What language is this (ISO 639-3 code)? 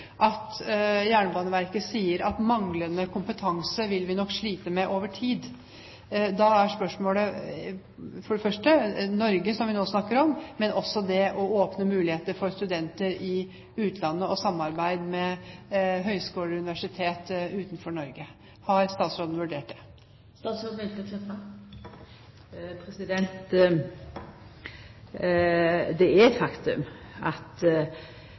nor